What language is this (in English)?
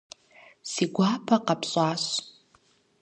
Kabardian